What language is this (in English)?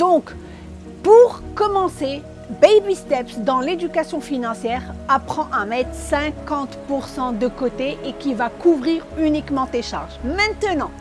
French